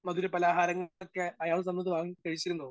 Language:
Malayalam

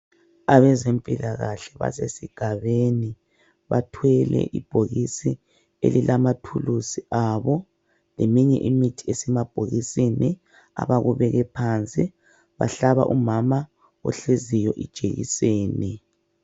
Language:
North Ndebele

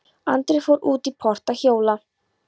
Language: Icelandic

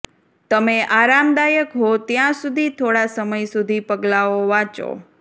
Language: Gujarati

